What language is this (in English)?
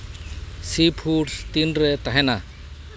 Santali